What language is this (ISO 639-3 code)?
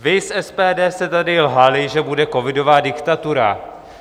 ces